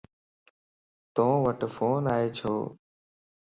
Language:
Lasi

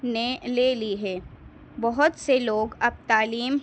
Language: Urdu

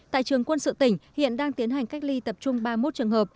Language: Vietnamese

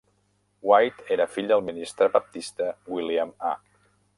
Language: Catalan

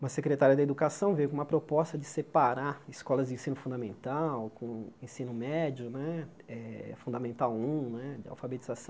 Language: Portuguese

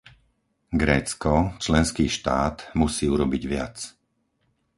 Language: Slovak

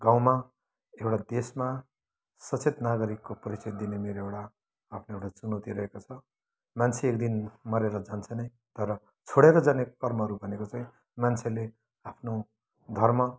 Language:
Nepali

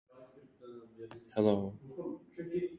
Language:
Uzbek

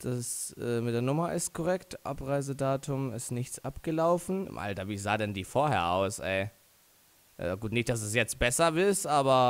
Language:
German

